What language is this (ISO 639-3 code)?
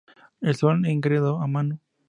spa